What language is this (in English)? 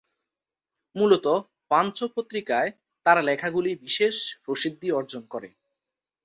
Bangla